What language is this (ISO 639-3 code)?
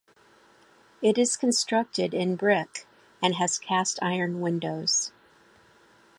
eng